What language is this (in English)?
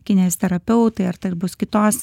Lithuanian